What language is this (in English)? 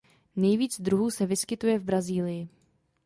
Czech